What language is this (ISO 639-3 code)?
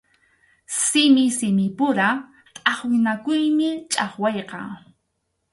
qxu